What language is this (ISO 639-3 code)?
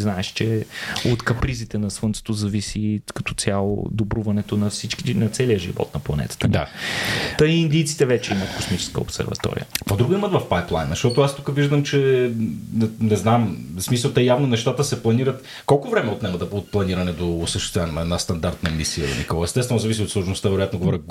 bul